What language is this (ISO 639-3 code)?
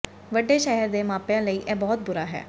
pan